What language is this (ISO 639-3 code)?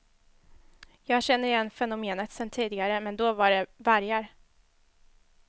swe